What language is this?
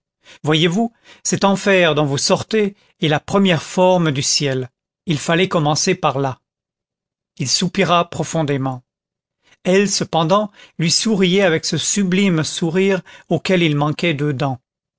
French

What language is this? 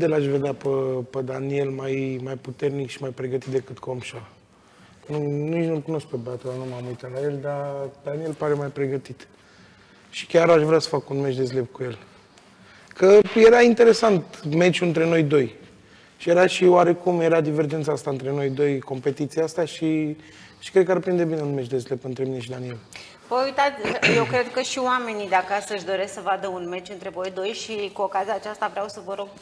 Romanian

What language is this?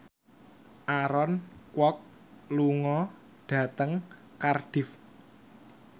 Javanese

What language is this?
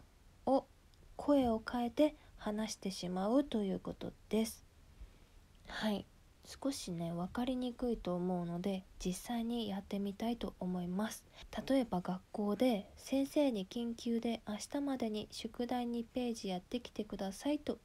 Japanese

